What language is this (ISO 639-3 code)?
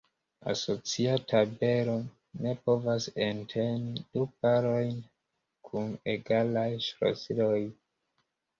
epo